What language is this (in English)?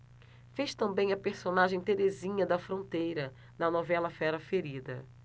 Portuguese